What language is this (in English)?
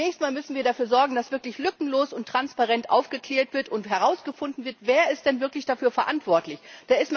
German